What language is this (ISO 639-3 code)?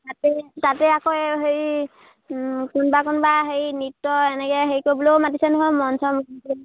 asm